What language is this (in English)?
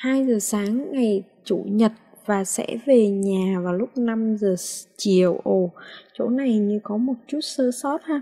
Vietnamese